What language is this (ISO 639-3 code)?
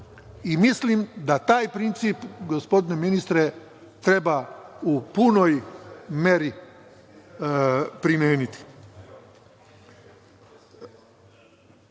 srp